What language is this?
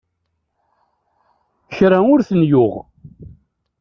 Kabyle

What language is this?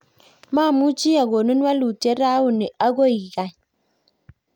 Kalenjin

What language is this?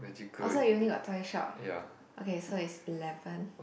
English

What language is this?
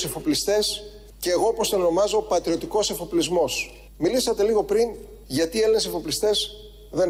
Greek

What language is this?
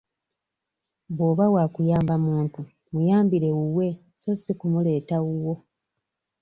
Ganda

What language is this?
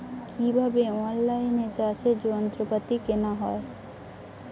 Bangla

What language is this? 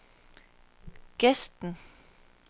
Danish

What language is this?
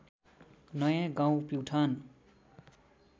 Nepali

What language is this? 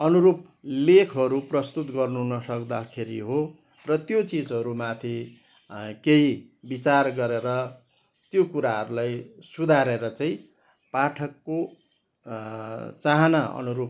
Nepali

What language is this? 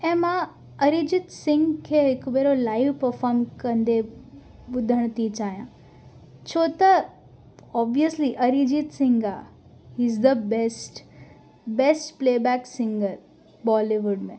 Sindhi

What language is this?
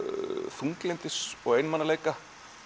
Icelandic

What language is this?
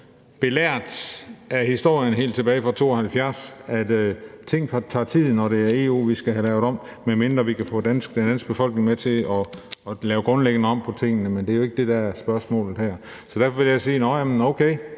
Danish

